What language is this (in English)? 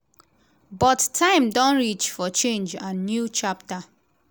Nigerian Pidgin